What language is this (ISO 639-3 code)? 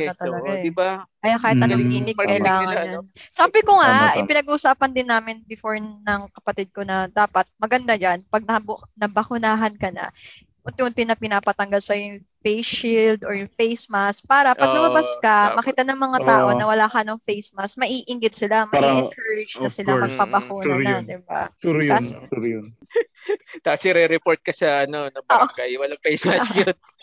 fil